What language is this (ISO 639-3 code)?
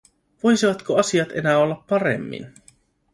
fin